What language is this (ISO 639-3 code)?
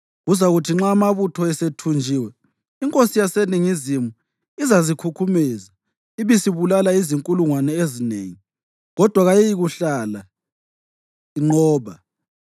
nde